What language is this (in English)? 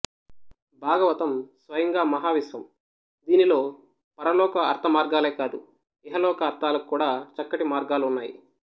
Telugu